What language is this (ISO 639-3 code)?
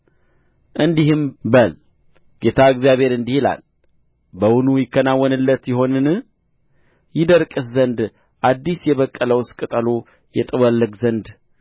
amh